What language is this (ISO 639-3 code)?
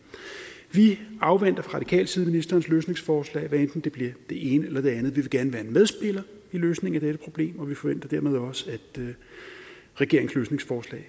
dan